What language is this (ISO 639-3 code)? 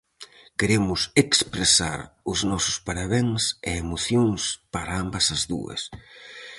glg